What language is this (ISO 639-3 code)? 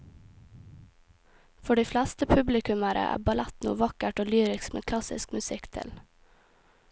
nor